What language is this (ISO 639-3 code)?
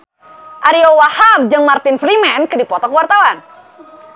sun